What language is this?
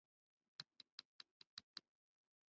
Chinese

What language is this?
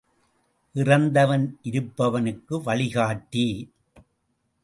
Tamil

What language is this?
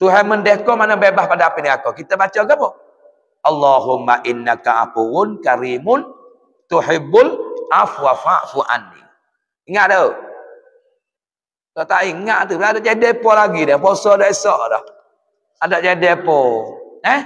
Malay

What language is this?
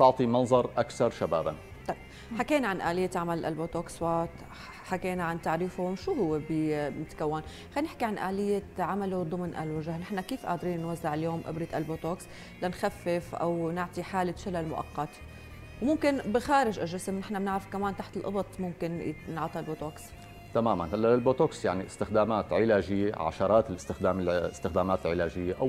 Arabic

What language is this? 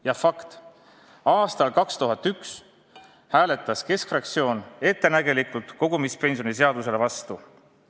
Estonian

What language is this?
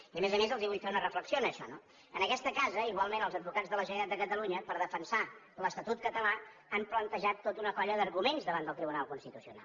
Catalan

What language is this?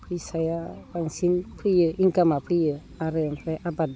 Bodo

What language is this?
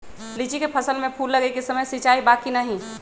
Magahi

